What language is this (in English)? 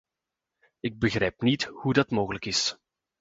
Dutch